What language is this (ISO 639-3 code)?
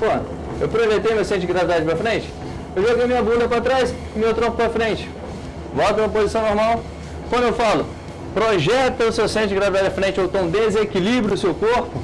por